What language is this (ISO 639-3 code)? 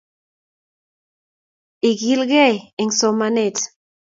kln